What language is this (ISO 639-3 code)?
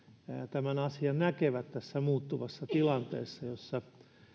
fin